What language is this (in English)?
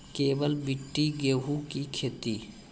Maithili